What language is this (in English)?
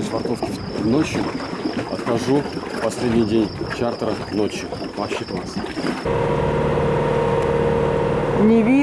Russian